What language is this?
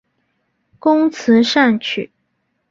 Chinese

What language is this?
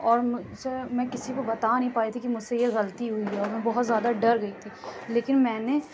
Urdu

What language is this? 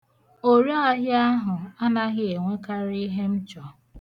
Igbo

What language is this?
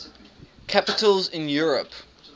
English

